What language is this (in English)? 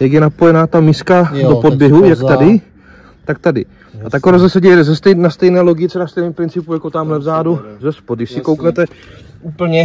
Czech